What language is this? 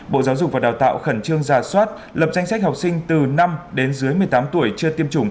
Vietnamese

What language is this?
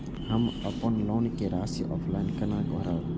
Maithili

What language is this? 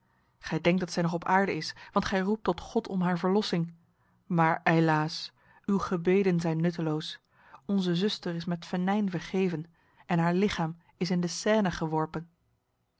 Dutch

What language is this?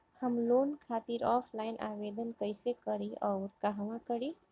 Bhojpuri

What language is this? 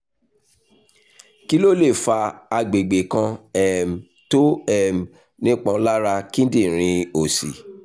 Yoruba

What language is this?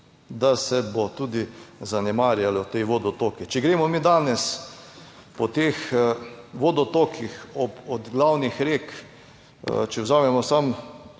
Slovenian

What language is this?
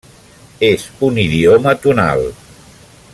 Catalan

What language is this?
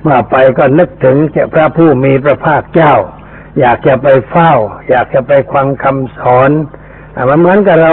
Thai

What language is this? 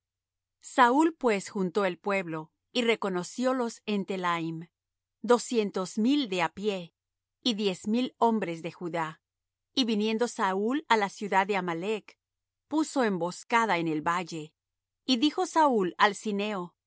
Spanish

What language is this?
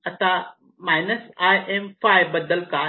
Marathi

